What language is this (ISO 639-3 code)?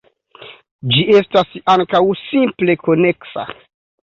epo